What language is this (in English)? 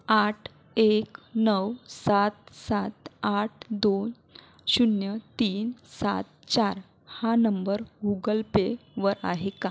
Marathi